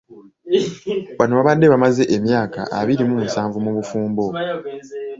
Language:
Ganda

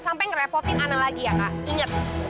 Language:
Indonesian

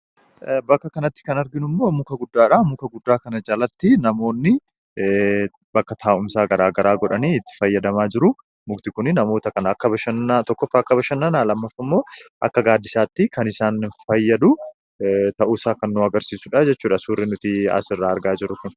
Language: Oromo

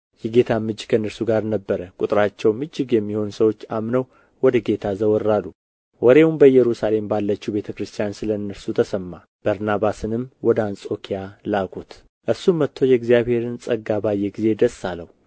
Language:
Amharic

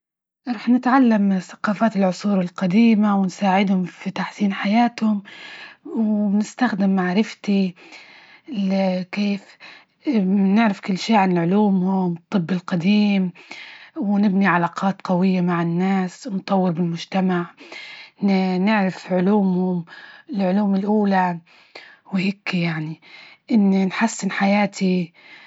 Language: Libyan Arabic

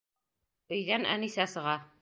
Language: Bashkir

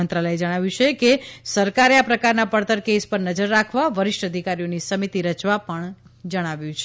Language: Gujarati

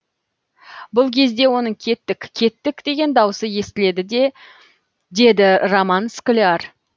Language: Kazakh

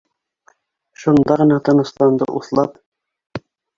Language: Bashkir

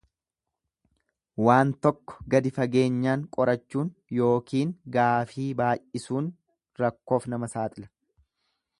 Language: Oromo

